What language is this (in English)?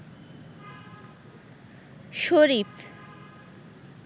Bangla